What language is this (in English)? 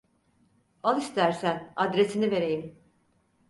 Turkish